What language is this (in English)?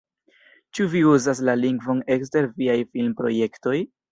Esperanto